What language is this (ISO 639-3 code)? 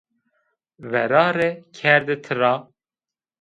zza